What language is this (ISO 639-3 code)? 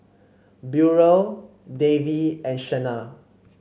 eng